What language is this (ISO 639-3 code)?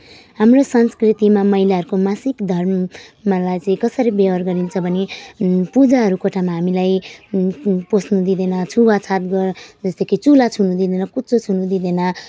nep